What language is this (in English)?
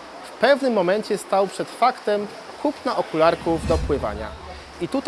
Polish